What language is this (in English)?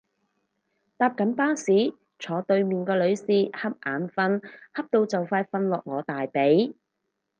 Cantonese